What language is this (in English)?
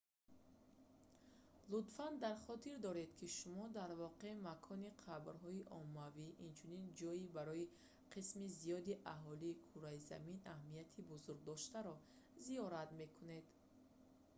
Tajik